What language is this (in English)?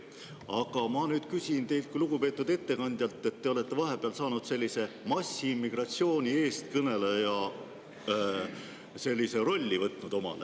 Estonian